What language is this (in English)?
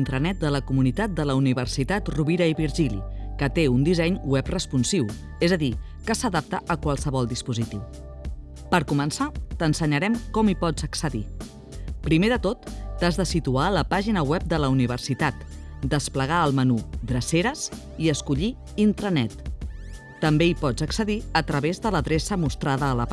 Catalan